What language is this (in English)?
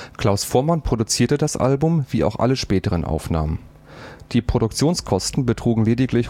German